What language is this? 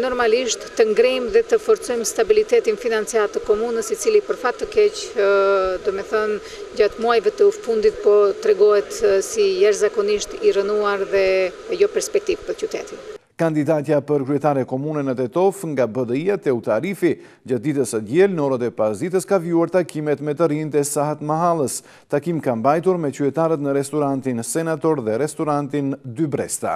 Romanian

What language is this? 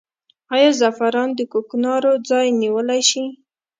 Pashto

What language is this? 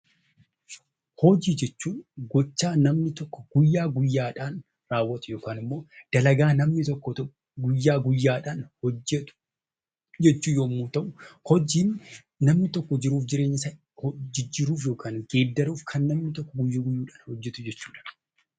Oromo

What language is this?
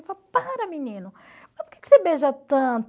Portuguese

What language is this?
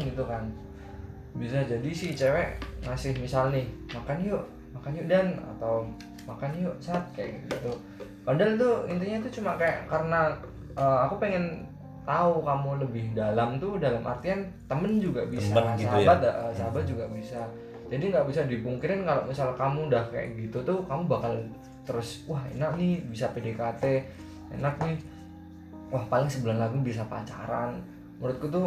Indonesian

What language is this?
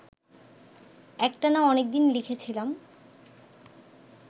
Bangla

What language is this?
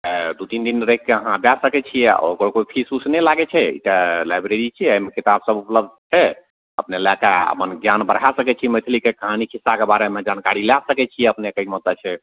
Maithili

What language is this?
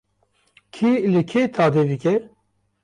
Kurdish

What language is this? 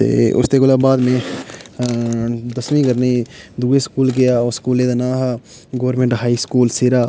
Dogri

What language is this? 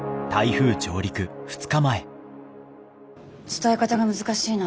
Japanese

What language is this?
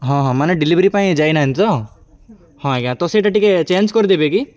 Odia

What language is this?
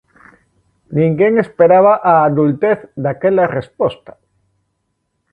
Galician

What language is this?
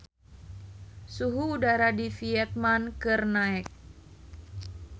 Sundanese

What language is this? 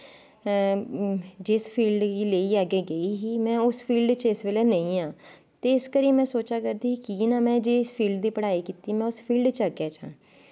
Dogri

